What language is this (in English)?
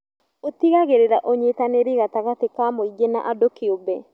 Kikuyu